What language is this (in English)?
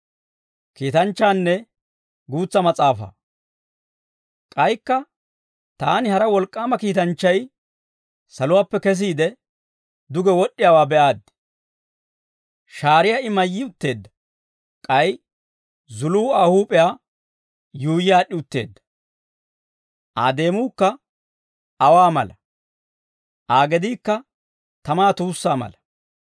Dawro